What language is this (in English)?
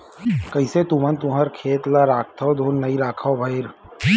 Chhattisgarhi